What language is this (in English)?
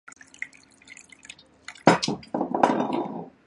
Chinese